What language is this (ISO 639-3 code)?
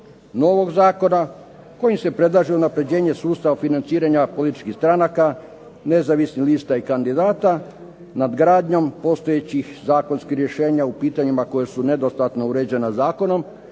hrv